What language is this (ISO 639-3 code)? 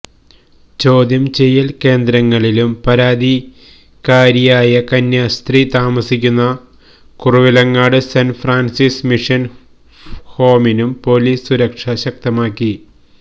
mal